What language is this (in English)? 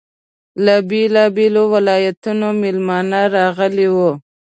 Pashto